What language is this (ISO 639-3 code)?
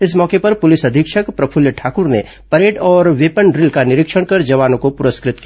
hin